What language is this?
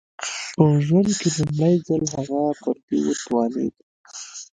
Pashto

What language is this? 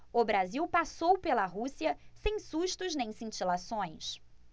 Portuguese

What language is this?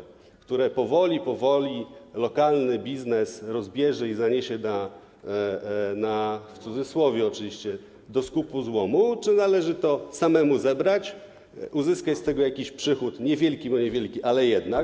Polish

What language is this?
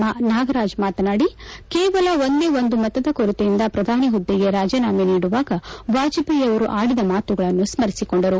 Kannada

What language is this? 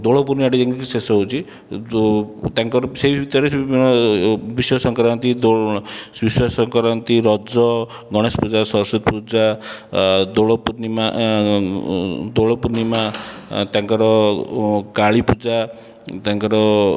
Odia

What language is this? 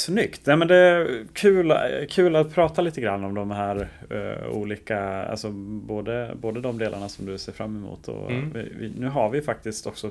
Swedish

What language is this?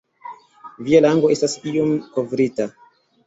Esperanto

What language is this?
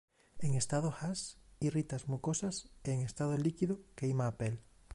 Galician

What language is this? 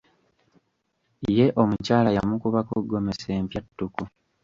Ganda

